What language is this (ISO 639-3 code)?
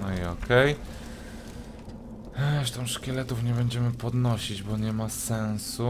pol